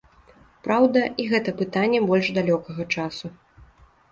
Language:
Belarusian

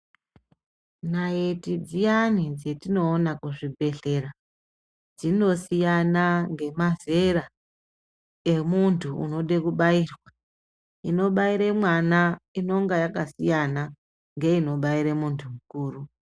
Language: Ndau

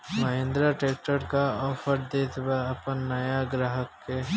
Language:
Bhojpuri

